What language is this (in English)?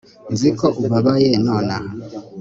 Kinyarwanda